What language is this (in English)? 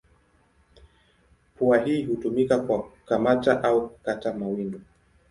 Swahili